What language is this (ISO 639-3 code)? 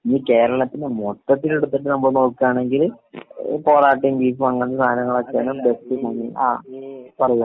mal